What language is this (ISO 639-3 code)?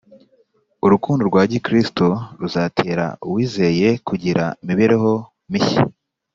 kin